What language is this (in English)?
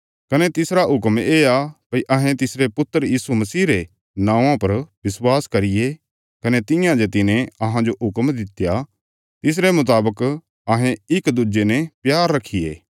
Bilaspuri